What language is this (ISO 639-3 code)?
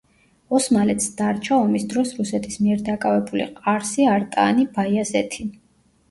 kat